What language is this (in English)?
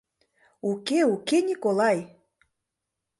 Mari